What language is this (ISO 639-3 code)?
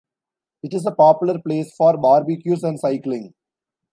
eng